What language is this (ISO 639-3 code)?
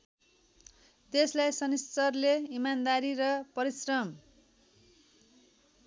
nep